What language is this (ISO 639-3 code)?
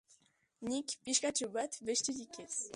eus